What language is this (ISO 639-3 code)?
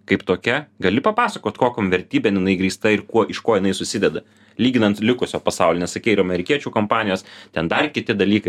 lit